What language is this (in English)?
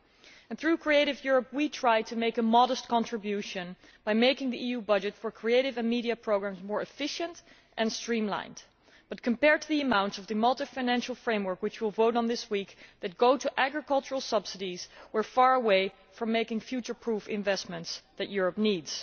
English